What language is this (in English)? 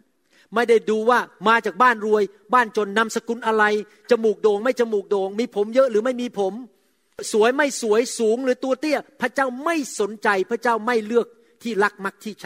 Thai